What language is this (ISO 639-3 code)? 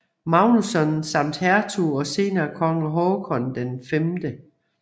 dan